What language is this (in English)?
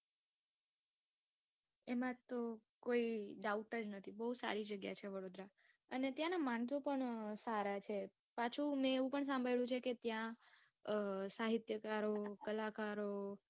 Gujarati